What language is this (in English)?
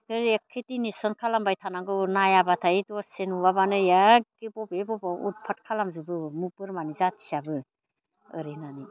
Bodo